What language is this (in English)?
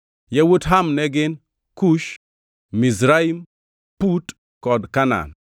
Luo (Kenya and Tanzania)